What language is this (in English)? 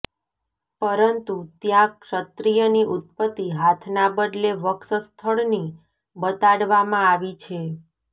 Gujarati